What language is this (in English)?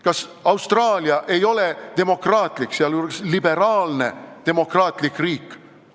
Estonian